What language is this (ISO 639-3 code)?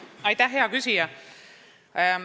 est